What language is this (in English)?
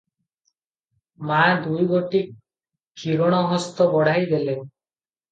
Odia